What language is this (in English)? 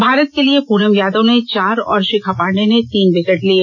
Hindi